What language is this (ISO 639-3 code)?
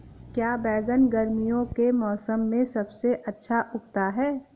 hin